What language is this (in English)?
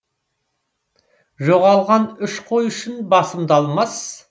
Kazakh